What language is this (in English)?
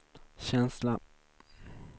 Swedish